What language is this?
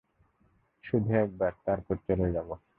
Bangla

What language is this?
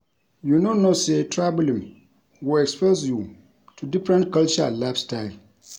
Nigerian Pidgin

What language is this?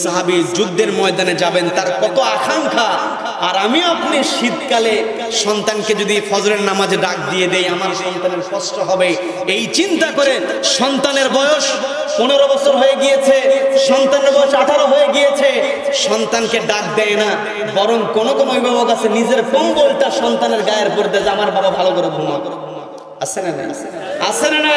Bangla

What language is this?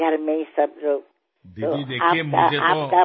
Assamese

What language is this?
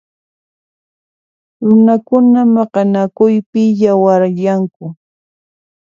Puno Quechua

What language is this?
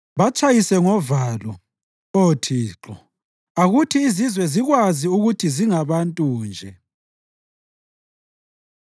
North Ndebele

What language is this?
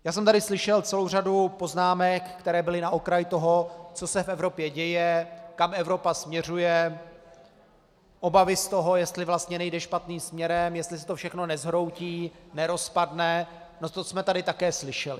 Czech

